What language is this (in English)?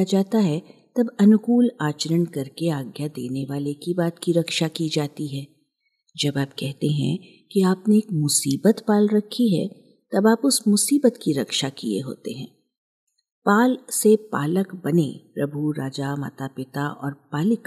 Hindi